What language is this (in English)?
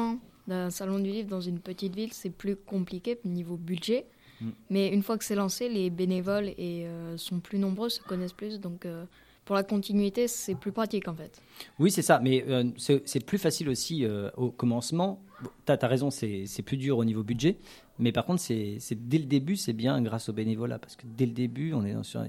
French